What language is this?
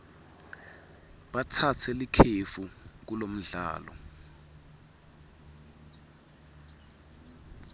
Swati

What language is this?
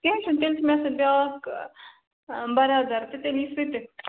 Kashmiri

